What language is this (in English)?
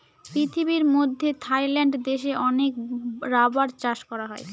Bangla